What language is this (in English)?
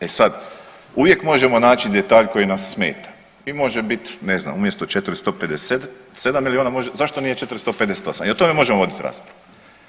Croatian